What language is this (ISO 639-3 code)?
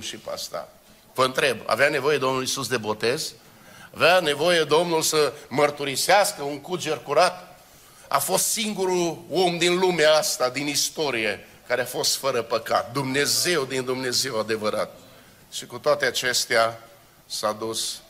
ron